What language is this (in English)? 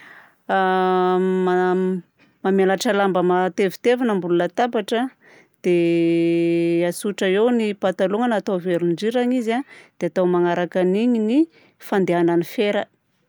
Southern Betsimisaraka Malagasy